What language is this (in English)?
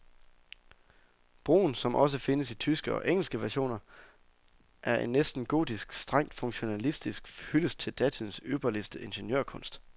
Danish